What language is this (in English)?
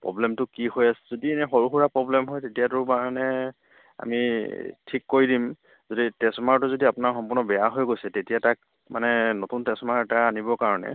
Assamese